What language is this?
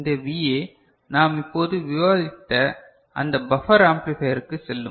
Tamil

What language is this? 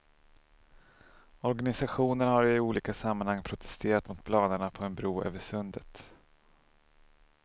Swedish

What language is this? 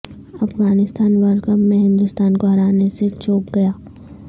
Urdu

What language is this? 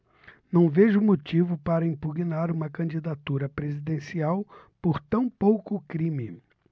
Portuguese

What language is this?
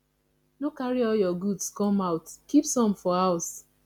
Nigerian Pidgin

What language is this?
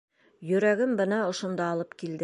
Bashkir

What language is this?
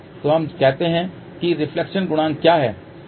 Hindi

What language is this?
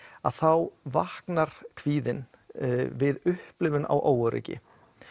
Icelandic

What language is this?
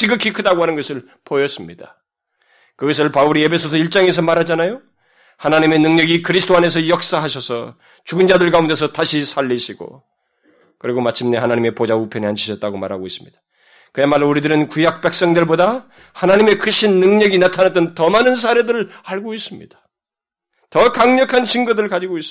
Korean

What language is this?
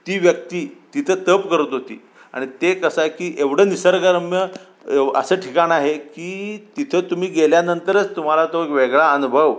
Marathi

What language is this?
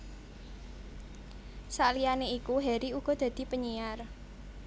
Javanese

